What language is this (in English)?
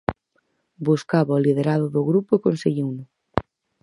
Galician